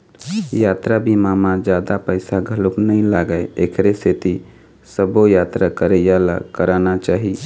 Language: Chhattisgarhi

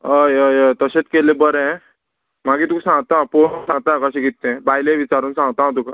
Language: Konkani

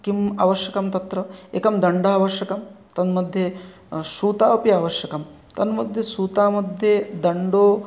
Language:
Sanskrit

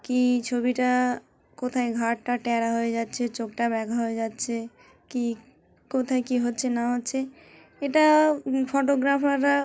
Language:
Bangla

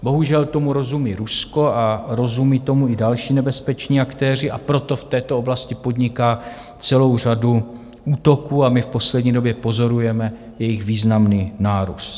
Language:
Czech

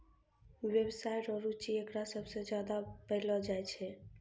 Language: Maithili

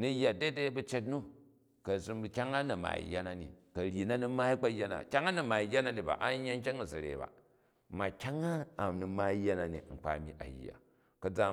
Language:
Jju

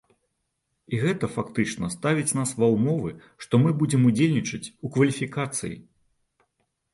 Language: Belarusian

